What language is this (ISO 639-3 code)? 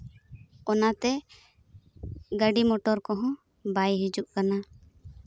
sat